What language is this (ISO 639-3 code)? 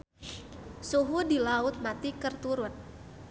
sun